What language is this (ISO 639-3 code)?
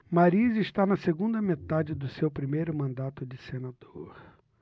por